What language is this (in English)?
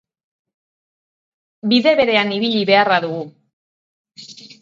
Basque